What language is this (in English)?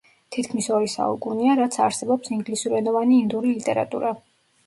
Georgian